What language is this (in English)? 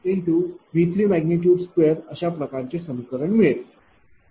Marathi